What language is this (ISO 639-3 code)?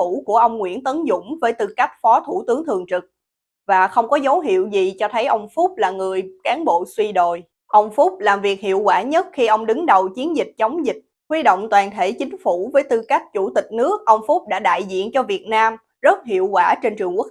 vie